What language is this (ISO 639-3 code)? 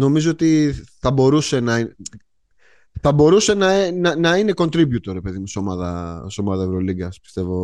ell